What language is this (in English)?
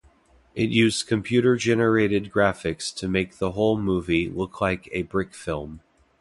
English